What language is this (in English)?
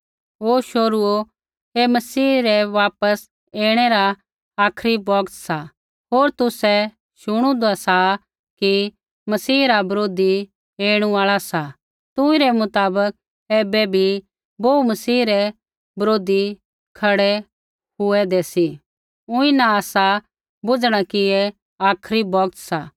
Kullu Pahari